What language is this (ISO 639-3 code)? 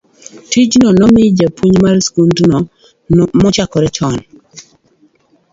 luo